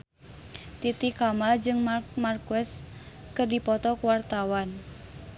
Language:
Sundanese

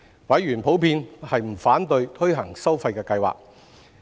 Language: Cantonese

